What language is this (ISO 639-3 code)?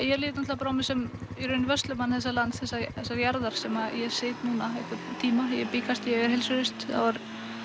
isl